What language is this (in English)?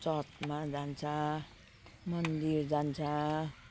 Nepali